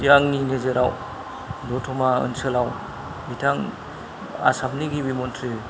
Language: Bodo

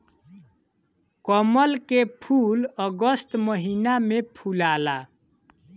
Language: Bhojpuri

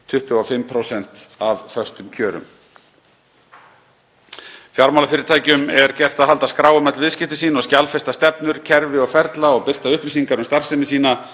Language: Icelandic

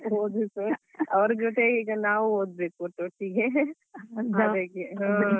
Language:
Kannada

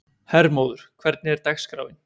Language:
Icelandic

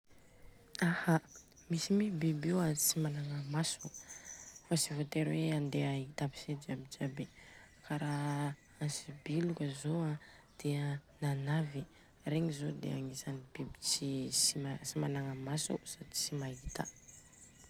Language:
Southern Betsimisaraka Malagasy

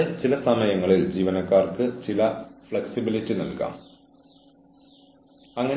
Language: Malayalam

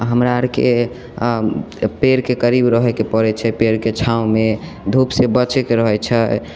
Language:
Maithili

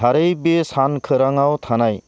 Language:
Bodo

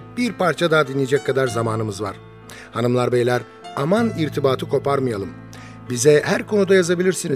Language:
Turkish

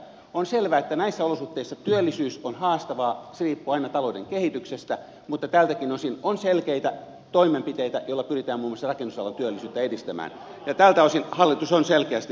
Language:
Finnish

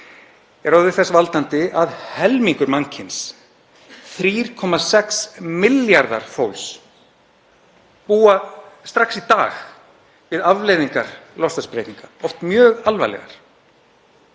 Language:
Icelandic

